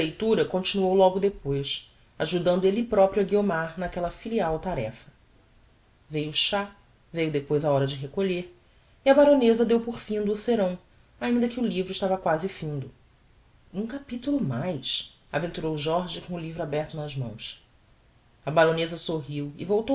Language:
Portuguese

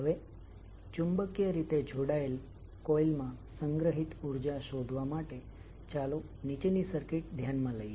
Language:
Gujarati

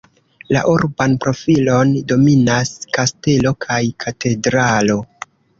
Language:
Esperanto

